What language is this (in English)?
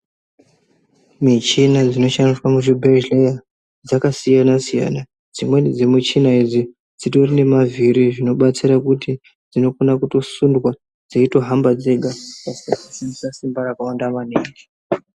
Ndau